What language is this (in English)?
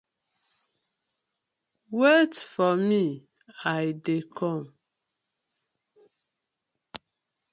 Nigerian Pidgin